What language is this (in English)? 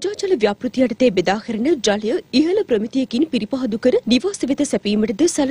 Hindi